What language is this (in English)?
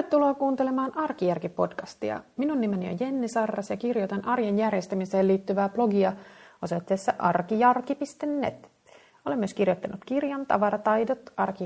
Finnish